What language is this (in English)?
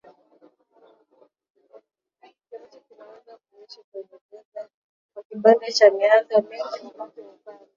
Swahili